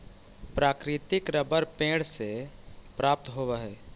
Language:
Magahi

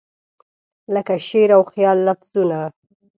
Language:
Pashto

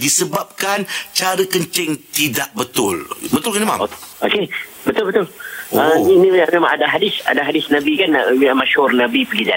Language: Malay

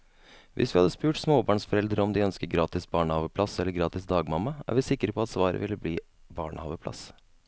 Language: Norwegian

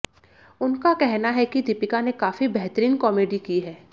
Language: Hindi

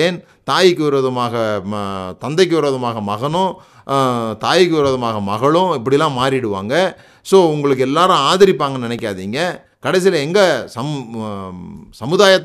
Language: Tamil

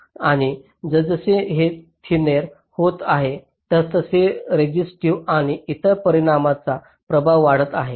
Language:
Marathi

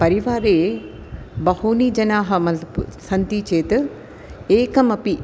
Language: Sanskrit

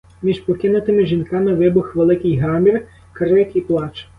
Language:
Ukrainian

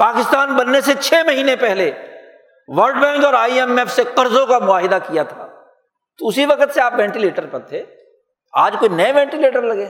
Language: Urdu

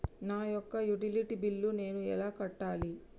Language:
Telugu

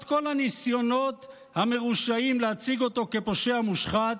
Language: Hebrew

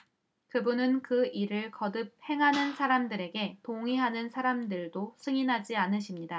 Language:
Korean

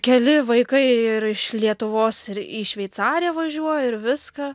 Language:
Lithuanian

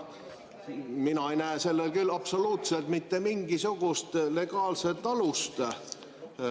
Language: Estonian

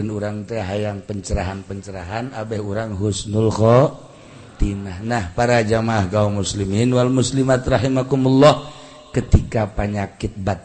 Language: Indonesian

